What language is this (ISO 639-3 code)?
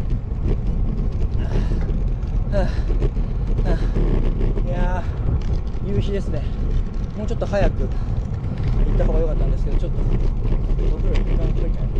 jpn